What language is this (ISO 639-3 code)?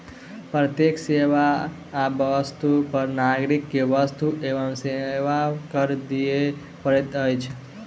mai